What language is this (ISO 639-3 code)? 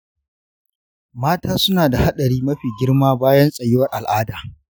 hau